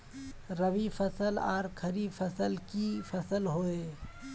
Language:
Magahi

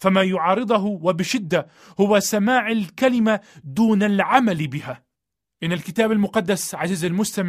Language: Arabic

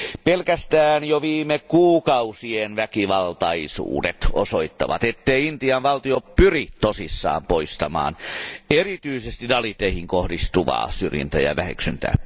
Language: Finnish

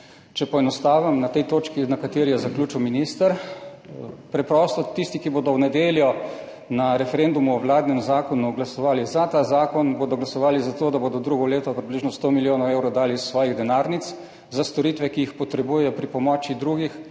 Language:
Slovenian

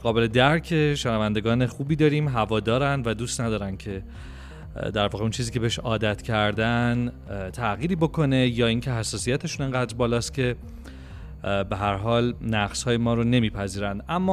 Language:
Persian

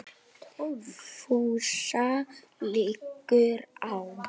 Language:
Icelandic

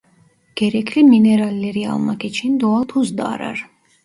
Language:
Turkish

